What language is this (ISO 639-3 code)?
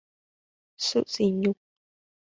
vie